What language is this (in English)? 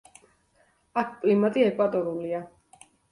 Georgian